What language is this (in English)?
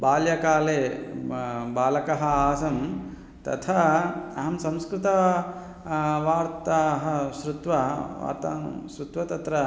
Sanskrit